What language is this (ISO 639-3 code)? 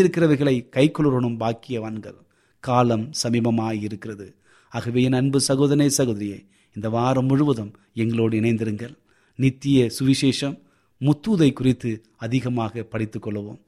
tam